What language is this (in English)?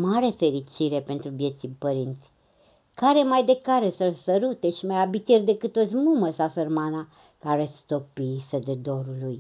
Romanian